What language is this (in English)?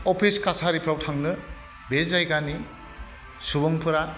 Bodo